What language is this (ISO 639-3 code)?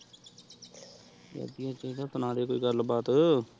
pan